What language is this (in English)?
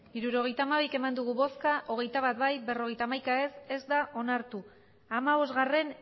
Basque